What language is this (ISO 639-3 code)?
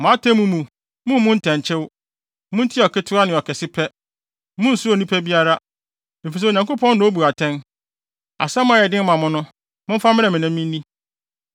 aka